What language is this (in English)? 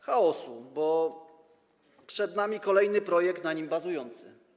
Polish